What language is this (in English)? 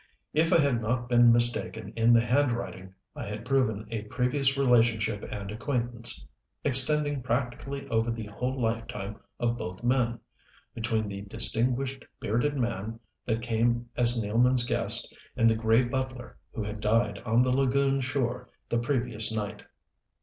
English